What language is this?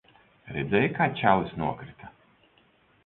Latvian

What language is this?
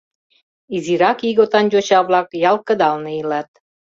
Mari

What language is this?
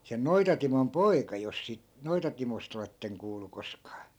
Finnish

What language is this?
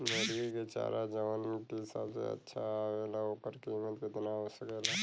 Bhojpuri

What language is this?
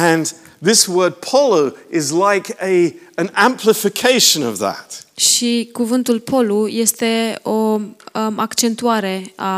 Romanian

